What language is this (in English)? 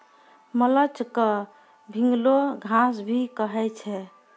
Maithili